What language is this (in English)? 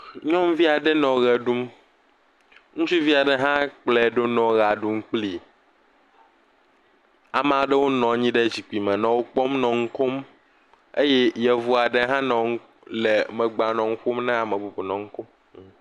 Ewe